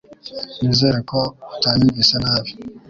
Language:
Kinyarwanda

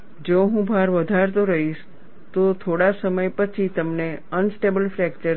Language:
Gujarati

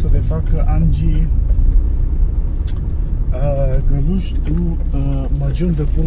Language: Romanian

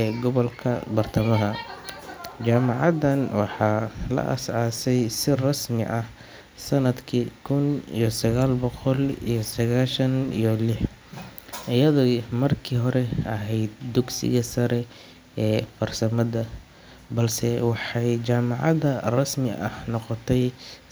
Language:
Somali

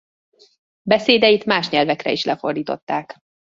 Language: Hungarian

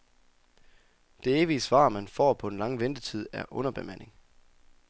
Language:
Danish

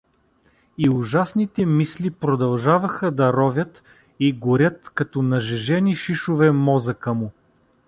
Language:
Bulgarian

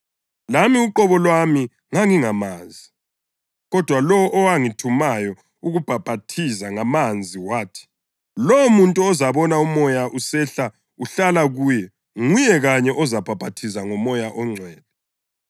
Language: North Ndebele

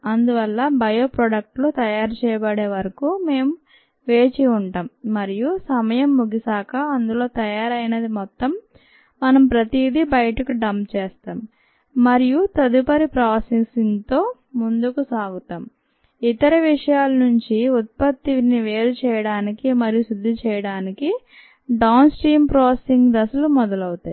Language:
Telugu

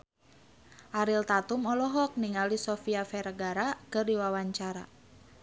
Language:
Sundanese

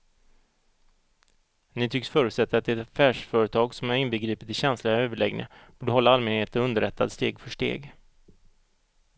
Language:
Swedish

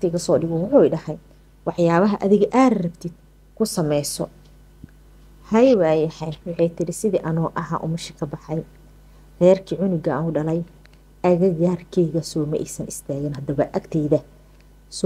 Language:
Arabic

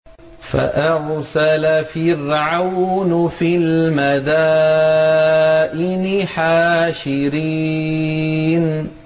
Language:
Arabic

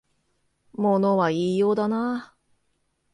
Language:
Japanese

